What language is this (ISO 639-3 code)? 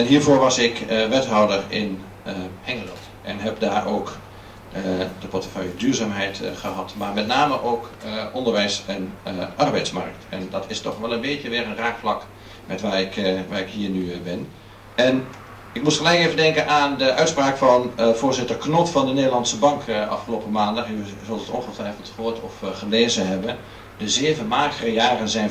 nld